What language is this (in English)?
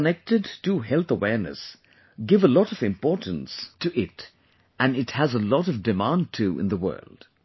English